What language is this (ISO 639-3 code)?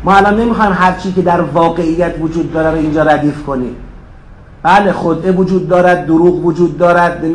fas